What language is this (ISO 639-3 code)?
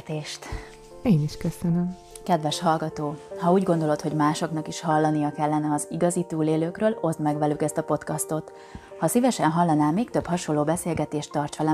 hun